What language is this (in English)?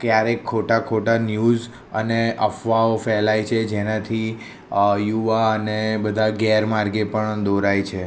Gujarati